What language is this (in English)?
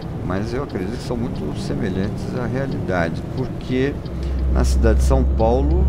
Portuguese